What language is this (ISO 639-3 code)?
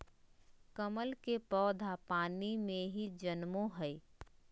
mag